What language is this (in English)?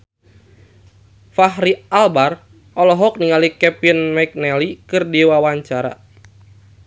Sundanese